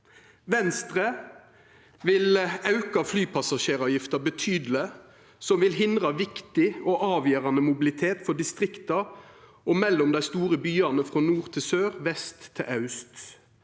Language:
Norwegian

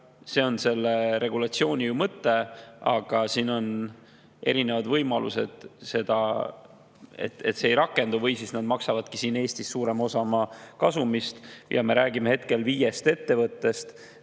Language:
Estonian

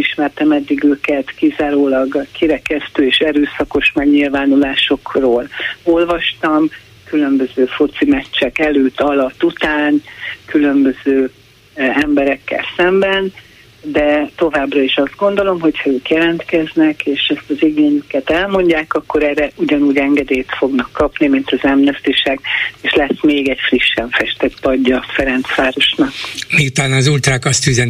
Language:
Hungarian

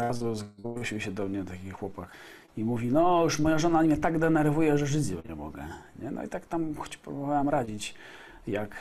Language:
Polish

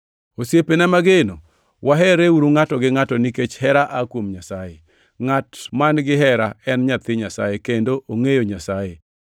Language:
Luo (Kenya and Tanzania)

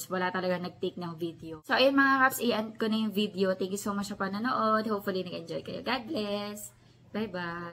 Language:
Filipino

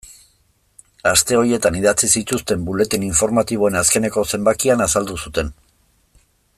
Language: Basque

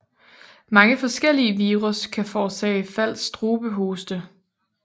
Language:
Danish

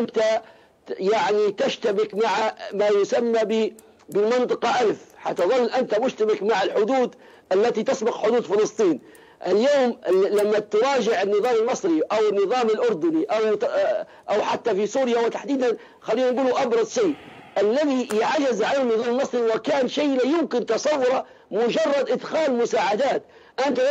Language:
Arabic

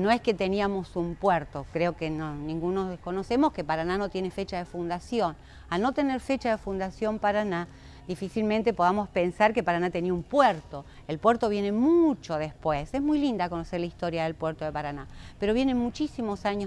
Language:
Spanish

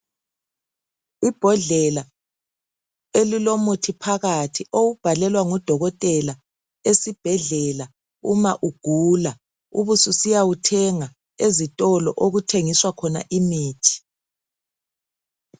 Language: North Ndebele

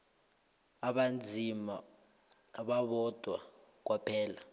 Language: South Ndebele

